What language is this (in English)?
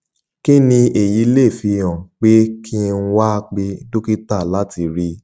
Yoruba